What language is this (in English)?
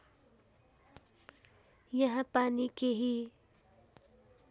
Nepali